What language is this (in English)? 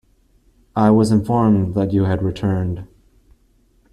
English